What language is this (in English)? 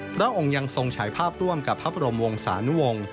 Thai